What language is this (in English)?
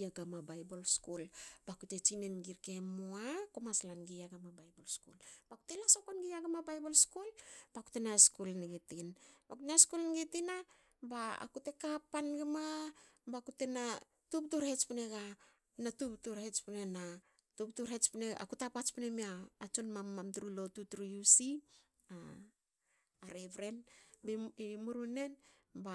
Hakö